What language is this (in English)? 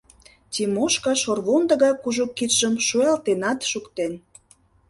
Mari